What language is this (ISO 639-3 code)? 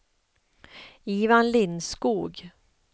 swe